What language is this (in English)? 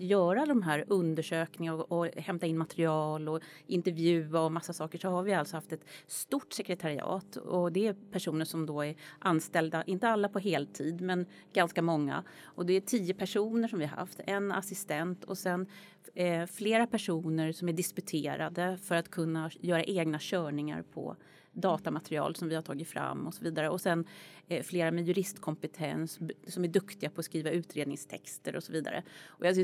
Swedish